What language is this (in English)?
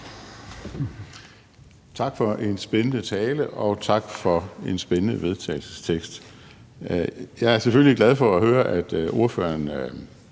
Danish